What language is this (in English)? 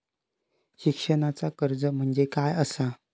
Marathi